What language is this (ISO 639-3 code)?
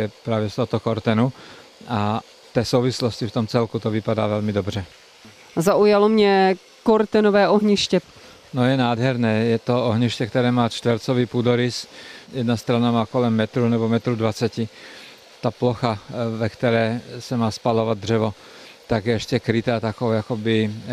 ces